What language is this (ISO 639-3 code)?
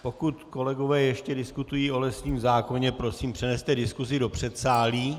ces